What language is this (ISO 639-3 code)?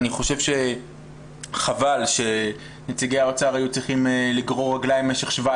heb